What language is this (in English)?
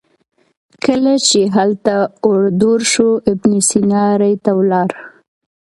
Pashto